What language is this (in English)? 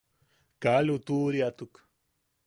Yaqui